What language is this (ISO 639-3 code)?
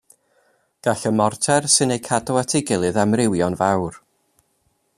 cym